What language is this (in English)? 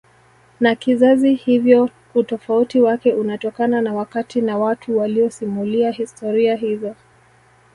Swahili